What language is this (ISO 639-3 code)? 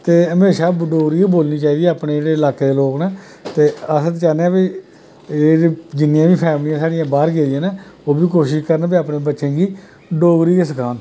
doi